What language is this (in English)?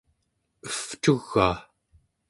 Central Yupik